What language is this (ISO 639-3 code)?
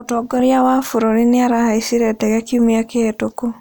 kik